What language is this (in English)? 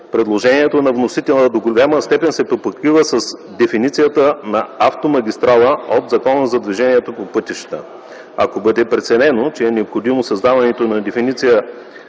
Bulgarian